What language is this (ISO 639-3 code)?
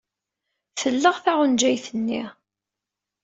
kab